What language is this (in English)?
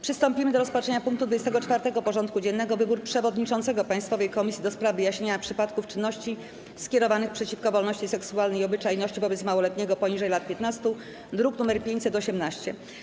Polish